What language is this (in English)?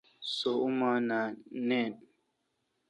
Kalkoti